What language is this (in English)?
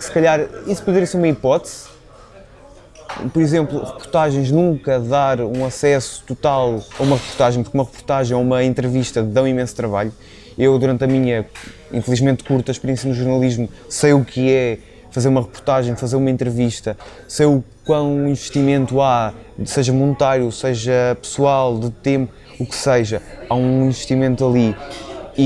Portuguese